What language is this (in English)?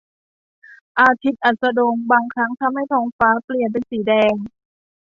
Thai